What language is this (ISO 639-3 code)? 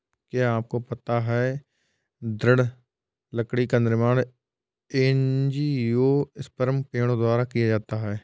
hin